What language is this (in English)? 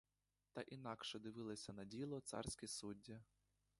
Ukrainian